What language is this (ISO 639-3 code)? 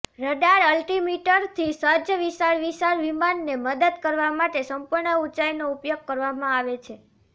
guj